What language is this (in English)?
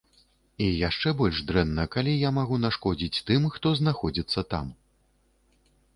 Belarusian